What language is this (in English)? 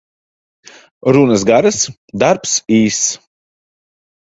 Latvian